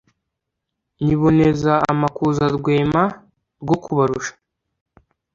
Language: Kinyarwanda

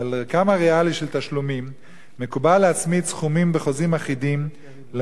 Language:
Hebrew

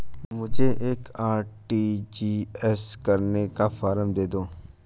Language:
Hindi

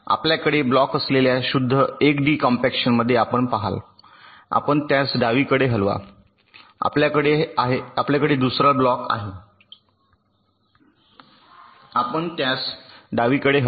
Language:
Marathi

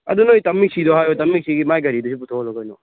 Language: Manipuri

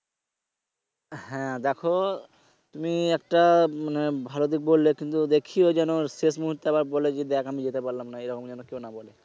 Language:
Bangla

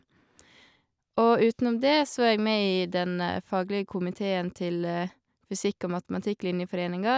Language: Norwegian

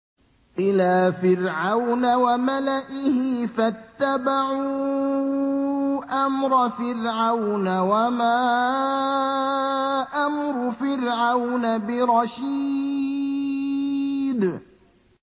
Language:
Arabic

